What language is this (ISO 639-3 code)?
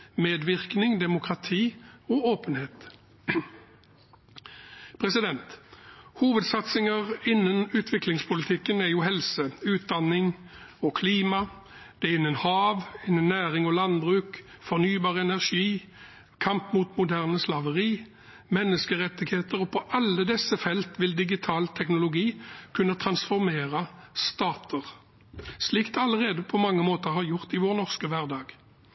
nob